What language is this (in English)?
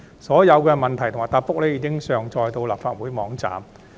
Cantonese